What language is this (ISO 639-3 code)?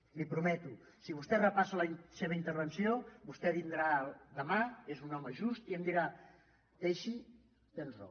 cat